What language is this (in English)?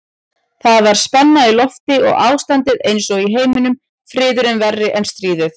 Icelandic